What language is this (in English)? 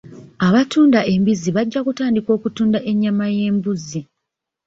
Ganda